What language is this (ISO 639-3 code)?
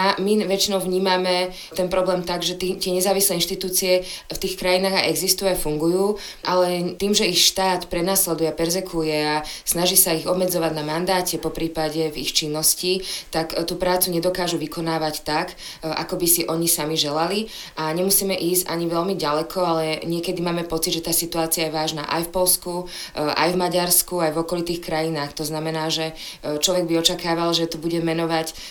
slk